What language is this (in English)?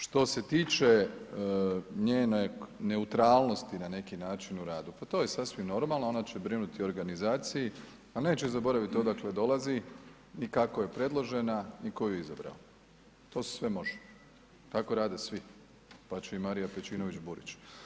Croatian